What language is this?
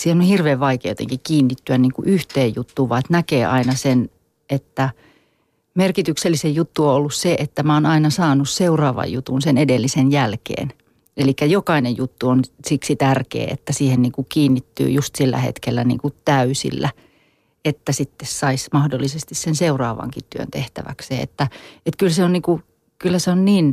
Finnish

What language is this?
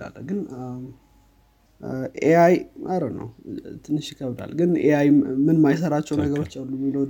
Amharic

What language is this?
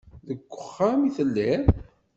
Kabyle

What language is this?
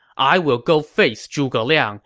English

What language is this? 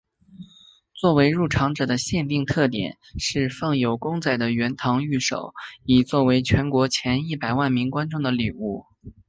Chinese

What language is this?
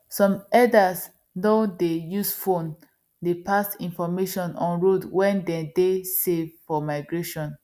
Nigerian Pidgin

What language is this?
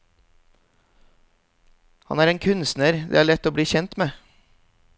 Norwegian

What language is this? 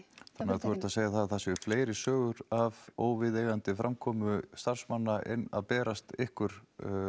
Icelandic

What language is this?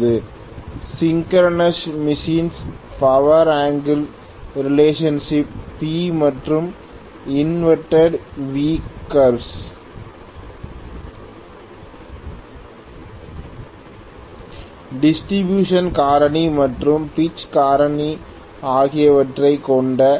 Tamil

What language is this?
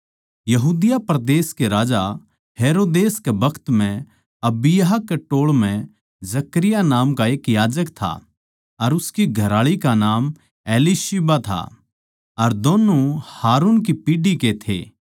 Haryanvi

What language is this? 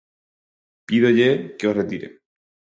Galician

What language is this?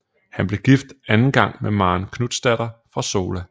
Danish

